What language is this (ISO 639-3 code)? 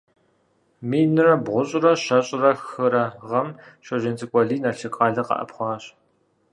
kbd